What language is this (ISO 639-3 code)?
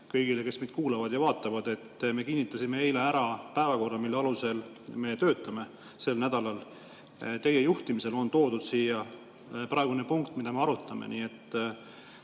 est